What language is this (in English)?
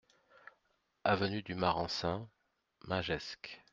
French